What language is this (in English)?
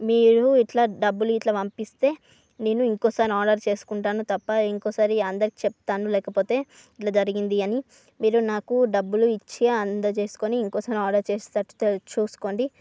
Telugu